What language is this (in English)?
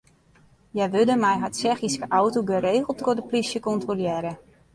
Western Frisian